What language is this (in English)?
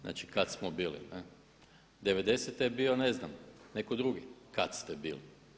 Croatian